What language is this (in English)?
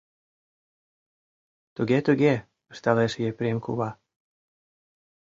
Mari